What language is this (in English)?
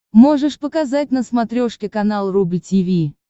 Russian